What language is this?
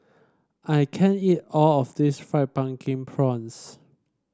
English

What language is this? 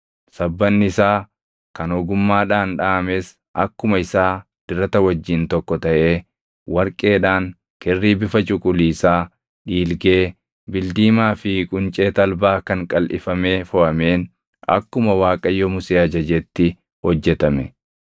Oromo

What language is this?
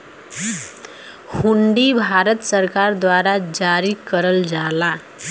Bhojpuri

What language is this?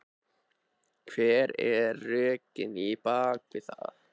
Icelandic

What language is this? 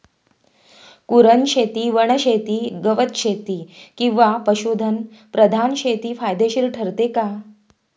Marathi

